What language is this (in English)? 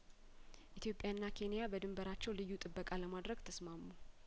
Amharic